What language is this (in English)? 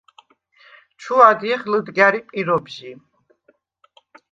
Svan